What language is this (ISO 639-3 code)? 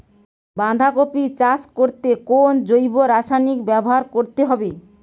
ben